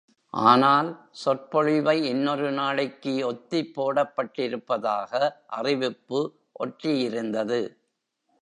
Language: Tamil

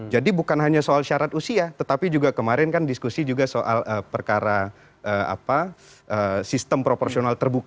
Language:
Indonesian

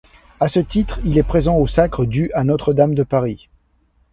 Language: French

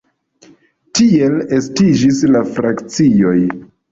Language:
Esperanto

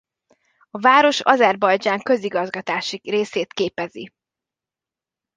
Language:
Hungarian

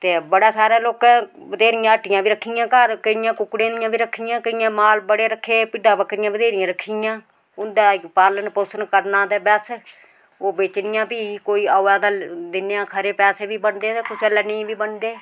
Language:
Dogri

